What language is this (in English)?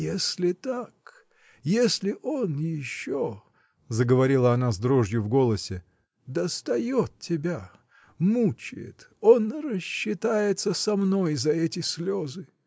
Russian